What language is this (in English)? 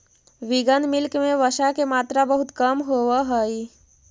Magahi